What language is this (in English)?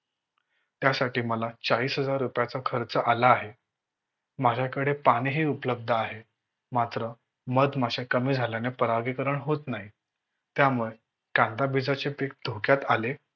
Marathi